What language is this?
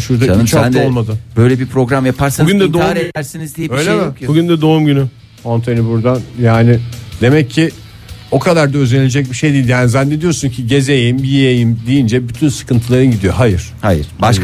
Turkish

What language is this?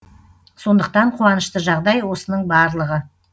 Kazakh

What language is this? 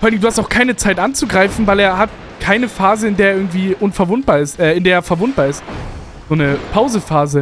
German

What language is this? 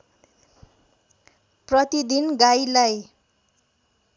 Nepali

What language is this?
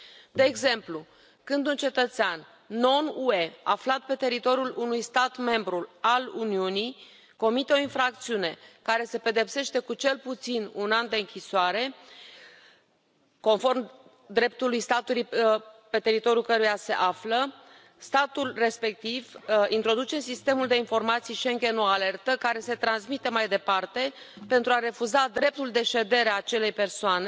Romanian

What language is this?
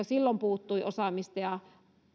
Finnish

